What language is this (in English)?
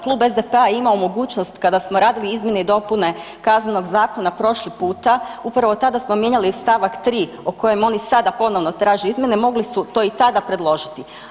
Croatian